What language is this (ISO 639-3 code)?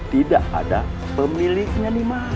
ind